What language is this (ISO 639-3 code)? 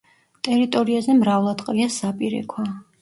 kat